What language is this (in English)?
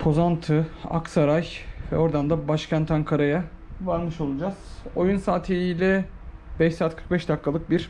Turkish